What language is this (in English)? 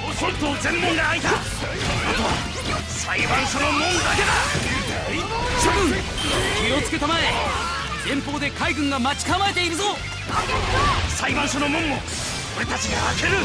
Japanese